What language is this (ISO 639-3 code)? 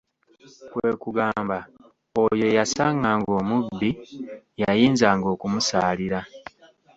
lug